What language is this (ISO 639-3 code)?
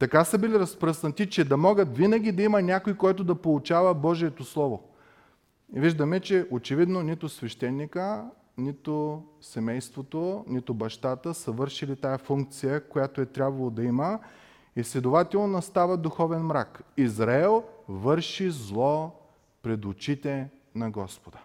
bul